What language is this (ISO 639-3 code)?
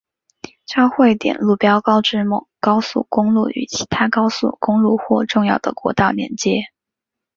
zho